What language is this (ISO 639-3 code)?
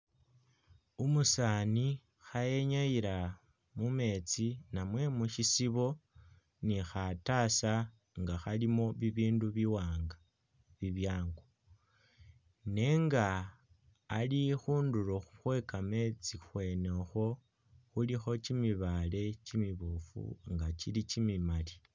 myx